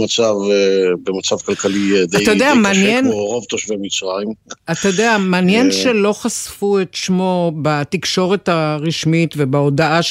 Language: Hebrew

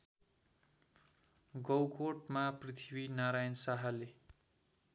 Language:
Nepali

